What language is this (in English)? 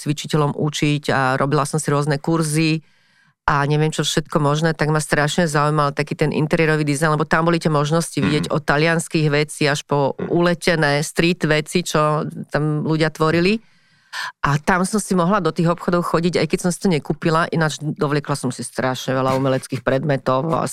Slovak